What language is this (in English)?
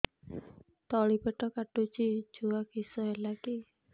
Odia